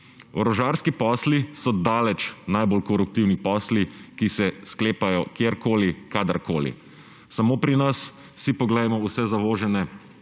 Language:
Slovenian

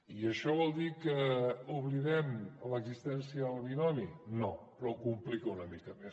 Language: Catalan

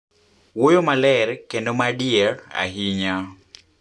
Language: Luo (Kenya and Tanzania)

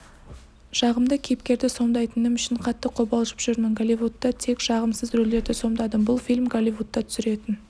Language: Kazakh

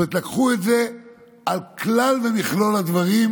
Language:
Hebrew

